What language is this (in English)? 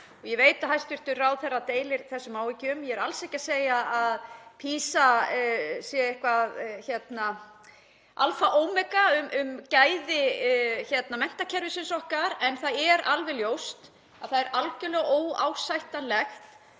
Icelandic